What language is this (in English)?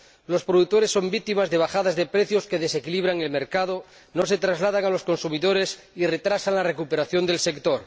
Spanish